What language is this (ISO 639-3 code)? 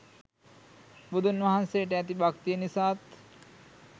sin